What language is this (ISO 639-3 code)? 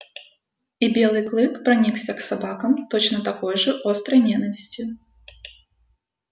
rus